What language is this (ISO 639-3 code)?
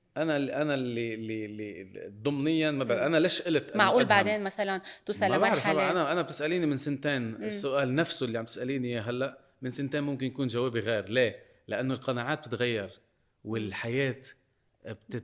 ara